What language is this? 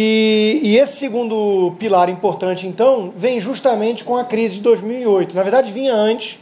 Portuguese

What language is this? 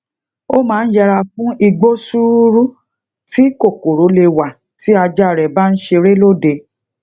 Yoruba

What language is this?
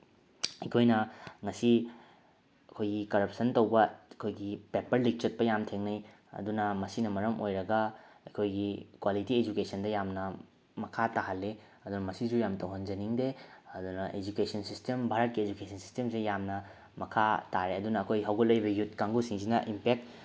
Manipuri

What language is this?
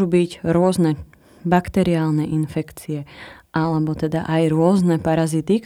Slovak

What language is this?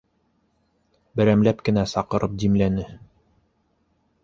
Bashkir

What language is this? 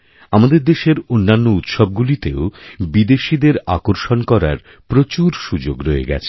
Bangla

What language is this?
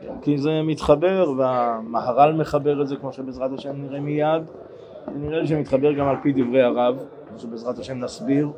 Hebrew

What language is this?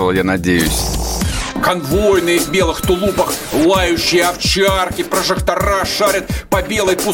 Russian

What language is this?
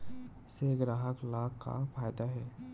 Chhattisgarhi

